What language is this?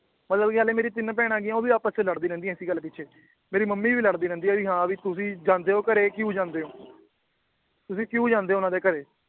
Punjabi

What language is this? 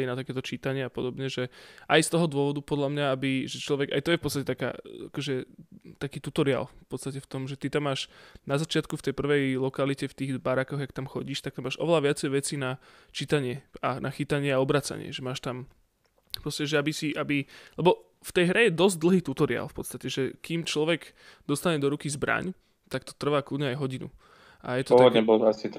Slovak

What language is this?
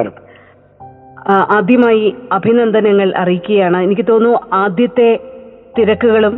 Malayalam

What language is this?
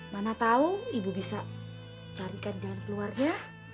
Indonesian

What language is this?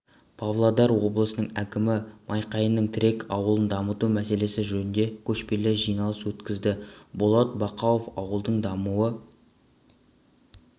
Kazakh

